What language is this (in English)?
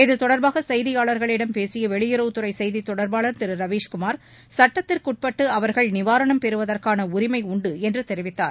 Tamil